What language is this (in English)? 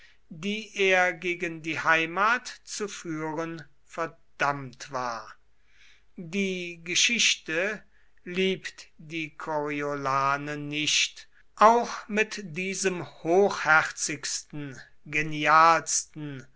German